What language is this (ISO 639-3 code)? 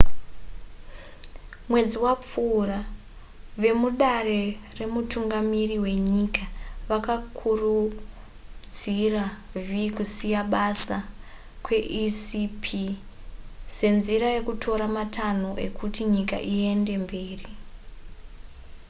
sna